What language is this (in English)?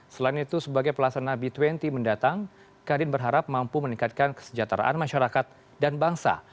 Indonesian